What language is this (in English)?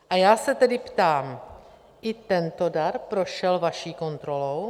Czech